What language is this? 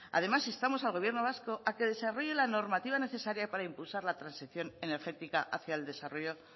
Spanish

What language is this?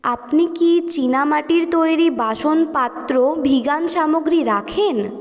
Bangla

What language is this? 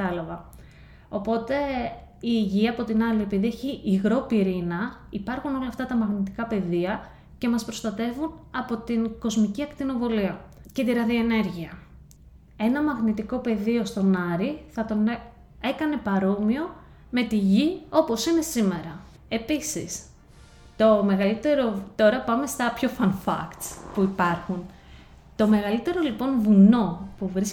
Greek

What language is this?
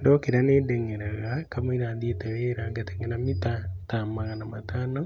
Kikuyu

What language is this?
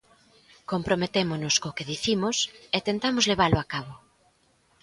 Galician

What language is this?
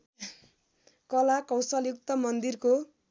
Nepali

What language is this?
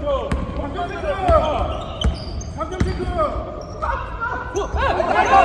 Korean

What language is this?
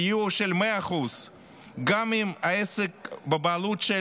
Hebrew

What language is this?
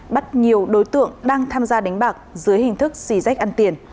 Vietnamese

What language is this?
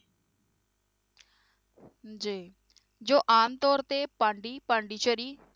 Punjabi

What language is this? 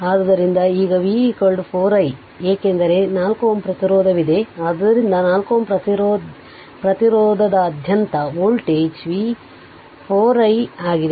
Kannada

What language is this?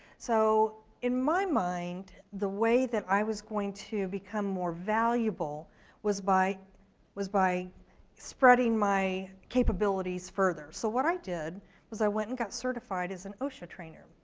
English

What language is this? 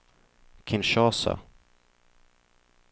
Swedish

